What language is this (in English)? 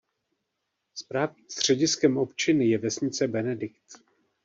Czech